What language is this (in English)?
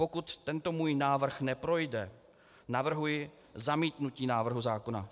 Czech